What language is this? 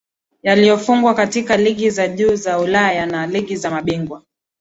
Swahili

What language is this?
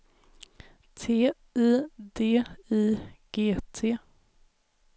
Swedish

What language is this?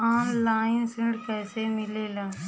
Bhojpuri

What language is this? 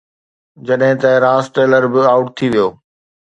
Sindhi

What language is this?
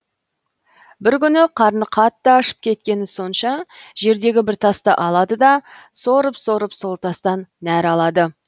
Kazakh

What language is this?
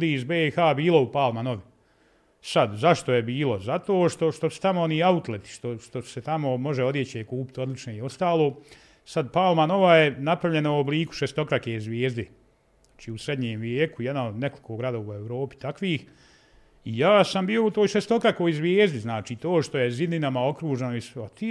Croatian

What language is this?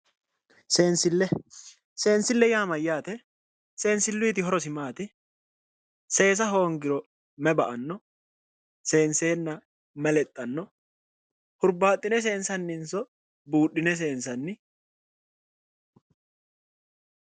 Sidamo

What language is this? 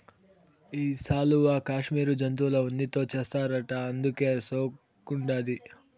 Telugu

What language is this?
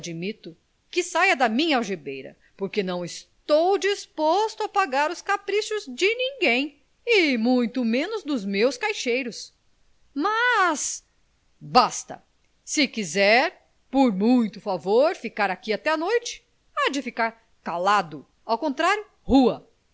Portuguese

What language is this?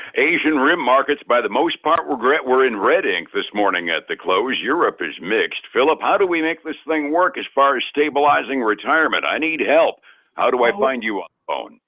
English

